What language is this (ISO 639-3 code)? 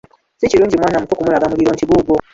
lug